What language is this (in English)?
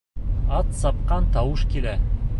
Bashkir